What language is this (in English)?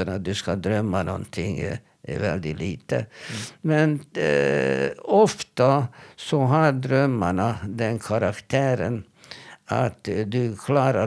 Swedish